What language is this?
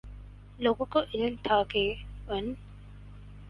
Urdu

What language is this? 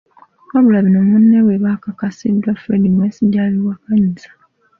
Ganda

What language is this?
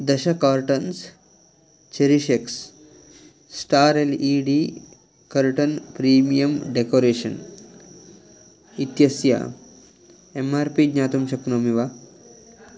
Sanskrit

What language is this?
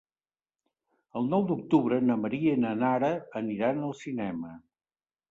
Catalan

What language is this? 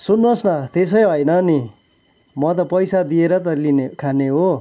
Nepali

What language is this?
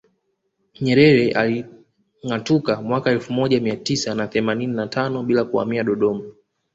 Swahili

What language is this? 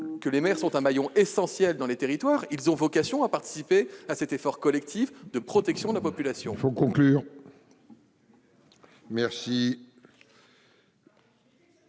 French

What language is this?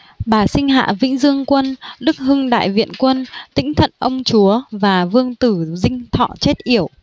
Vietnamese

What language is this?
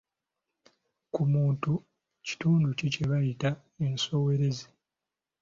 Ganda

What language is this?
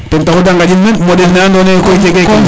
Serer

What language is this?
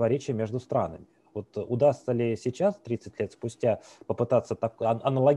Russian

